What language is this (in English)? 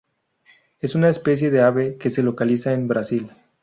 Spanish